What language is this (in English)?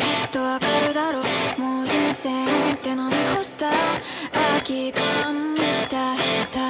Japanese